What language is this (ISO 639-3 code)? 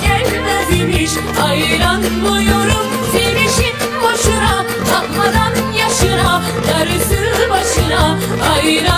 tur